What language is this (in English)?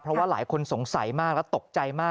Thai